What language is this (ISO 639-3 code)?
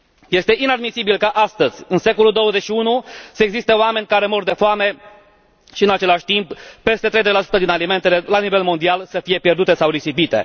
ron